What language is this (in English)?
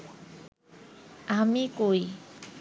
Bangla